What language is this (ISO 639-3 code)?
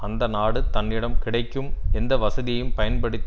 tam